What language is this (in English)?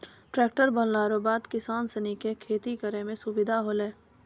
Maithili